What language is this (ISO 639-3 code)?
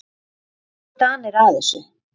isl